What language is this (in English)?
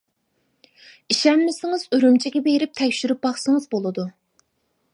Uyghur